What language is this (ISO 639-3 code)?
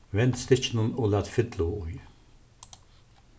fao